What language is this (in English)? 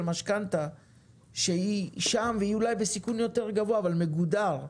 Hebrew